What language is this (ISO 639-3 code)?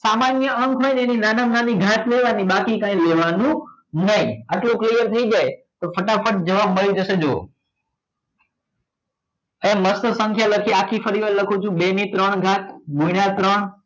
guj